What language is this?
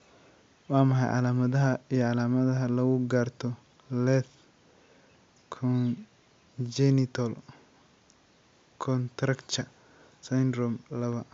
Somali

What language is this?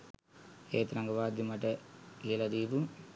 Sinhala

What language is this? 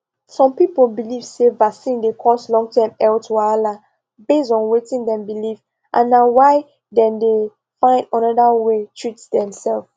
Nigerian Pidgin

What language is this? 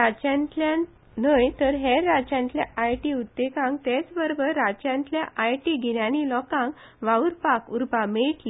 Konkani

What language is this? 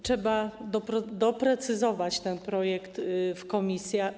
Polish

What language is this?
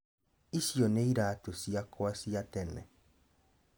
Kikuyu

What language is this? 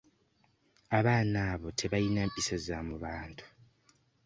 Ganda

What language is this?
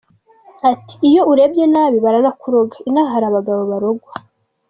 Kinyarwanda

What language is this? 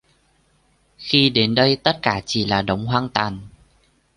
Vietnamese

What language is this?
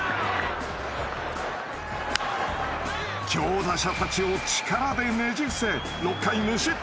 Japanese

